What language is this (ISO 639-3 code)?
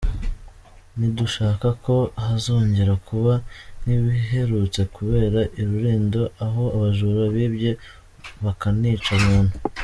kin